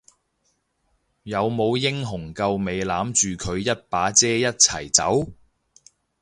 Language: Cantonese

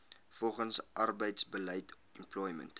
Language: Afrikaans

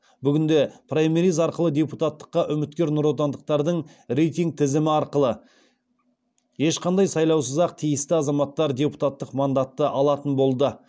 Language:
Kazakh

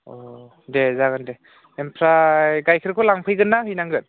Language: Bodo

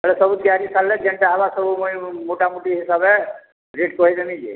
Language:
Odia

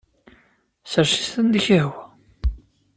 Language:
Kabyle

